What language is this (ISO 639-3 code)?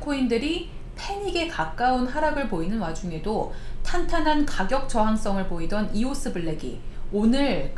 kor